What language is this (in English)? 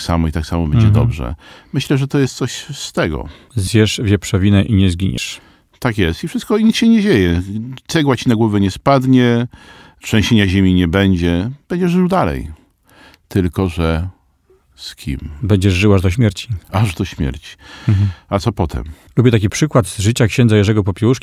Polish